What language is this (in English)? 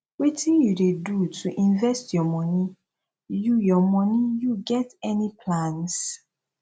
Nigerian Pidgin